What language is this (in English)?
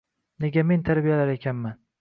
Uzbek